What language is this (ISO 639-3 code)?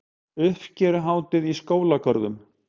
isl